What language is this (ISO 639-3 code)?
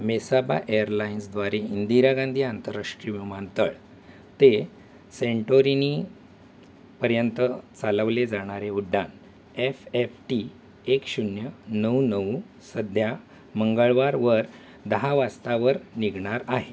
mar